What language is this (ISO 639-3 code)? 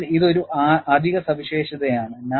mal